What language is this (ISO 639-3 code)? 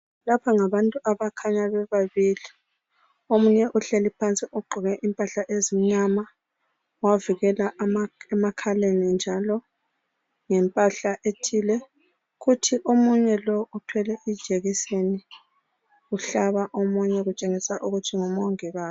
nde